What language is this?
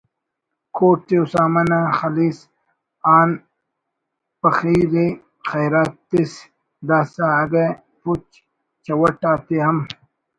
Brahui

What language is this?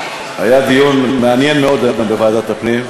Hebrew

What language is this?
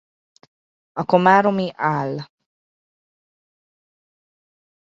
Hungarian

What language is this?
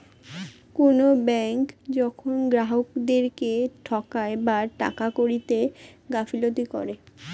Bangla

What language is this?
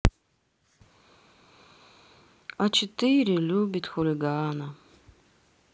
Russian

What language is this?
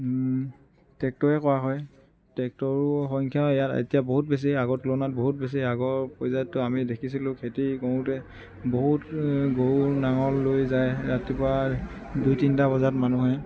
Assamese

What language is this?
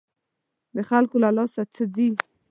Pashto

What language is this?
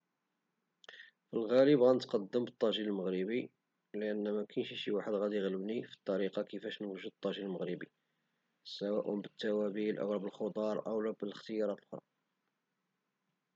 Moroccan Arabic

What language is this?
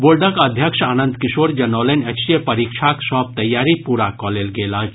Maithili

